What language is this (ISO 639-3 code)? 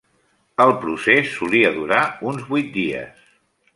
cat